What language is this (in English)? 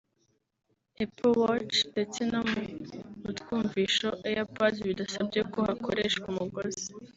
Kinyarwanda